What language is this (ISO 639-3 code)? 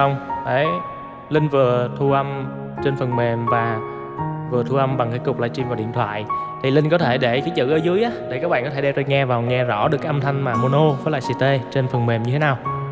vie